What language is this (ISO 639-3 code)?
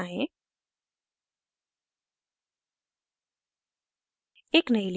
hin